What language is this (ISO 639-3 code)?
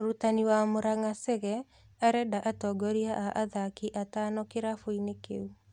kik